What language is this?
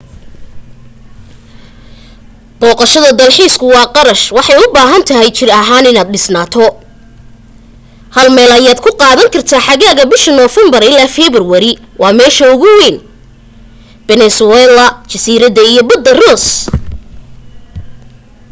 Somali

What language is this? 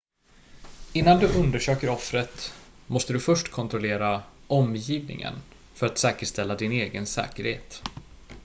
Swedish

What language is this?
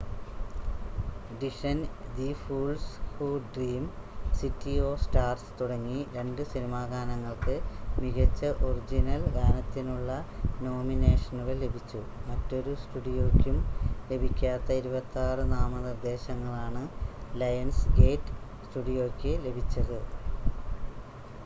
Malayalam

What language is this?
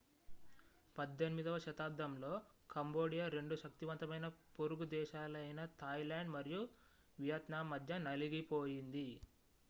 Telugu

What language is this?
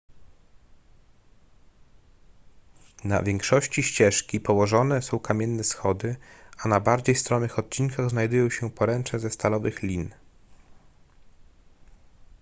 Polish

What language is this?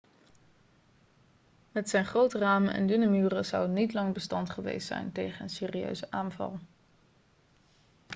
Dutch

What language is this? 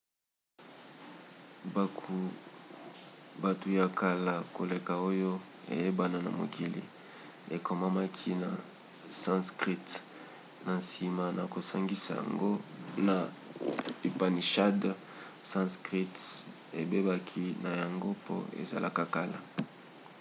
Lingala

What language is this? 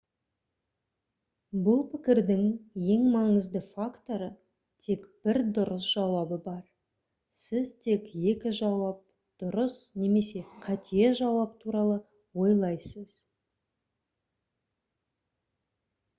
Kazakh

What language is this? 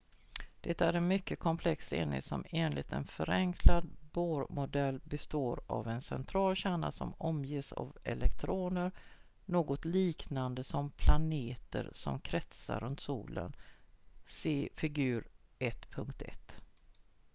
Swedish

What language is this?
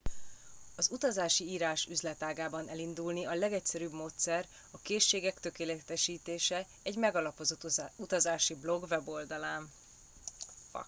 Hungarian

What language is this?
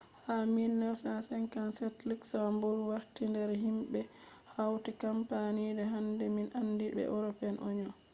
Fula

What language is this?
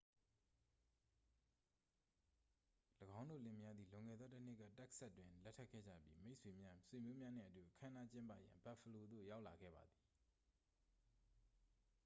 Burmese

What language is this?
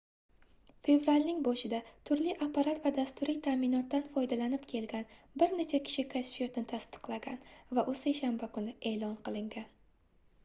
Uzbek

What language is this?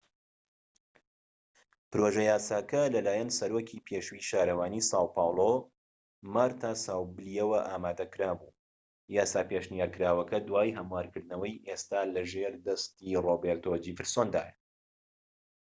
Central Kurdish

